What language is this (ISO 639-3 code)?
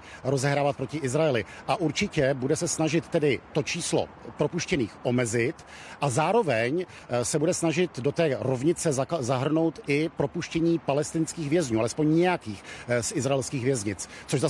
ces